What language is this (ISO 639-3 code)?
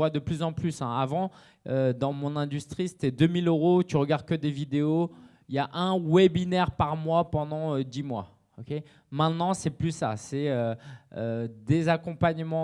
fra